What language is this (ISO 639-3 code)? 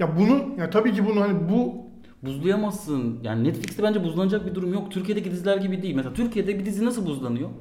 tur